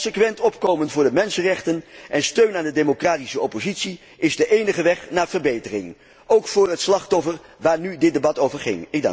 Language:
Dutch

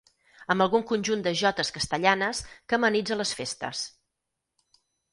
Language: Catalan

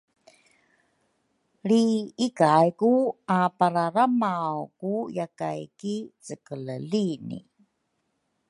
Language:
Rukai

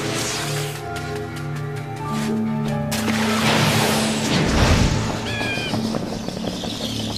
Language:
Japanese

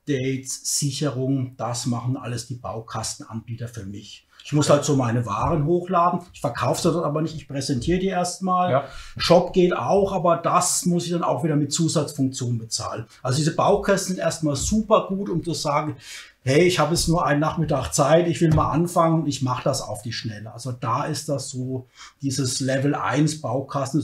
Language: German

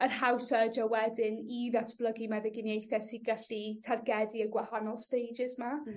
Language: Welsh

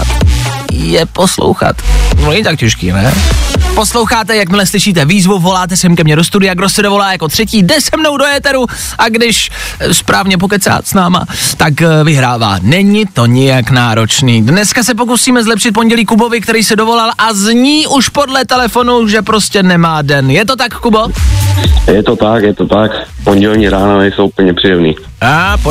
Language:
Czech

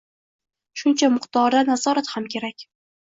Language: Uzbek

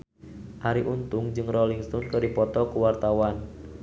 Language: Sundanese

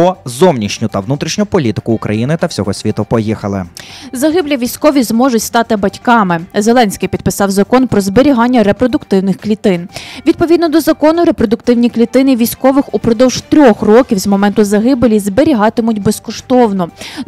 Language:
Ukrainian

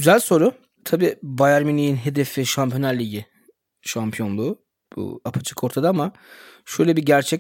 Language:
Turkish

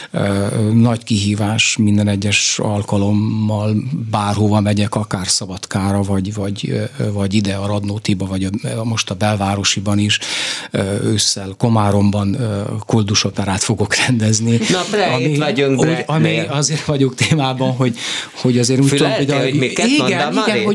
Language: Hungarian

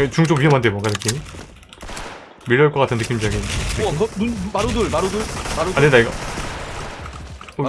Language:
Korean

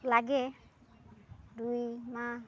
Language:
Assamese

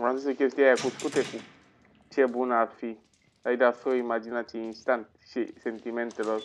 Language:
Romanian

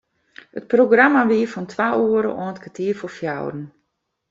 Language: Western Frisian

